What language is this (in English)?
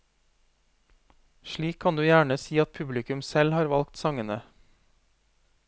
Norwegian